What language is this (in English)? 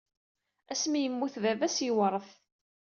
Kabyle